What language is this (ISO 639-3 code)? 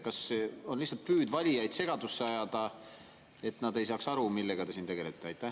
est